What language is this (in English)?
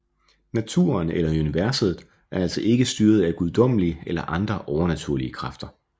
Danish